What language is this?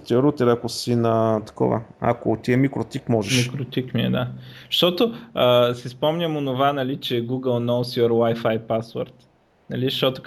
Bulgarian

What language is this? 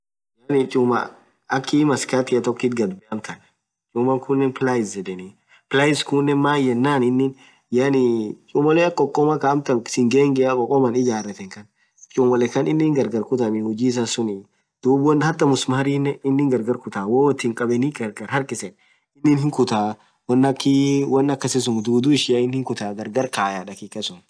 Orma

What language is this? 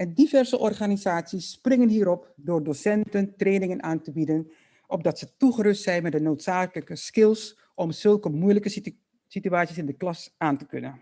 Dutch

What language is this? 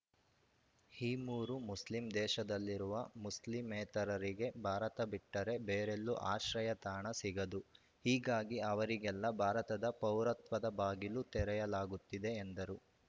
Kannada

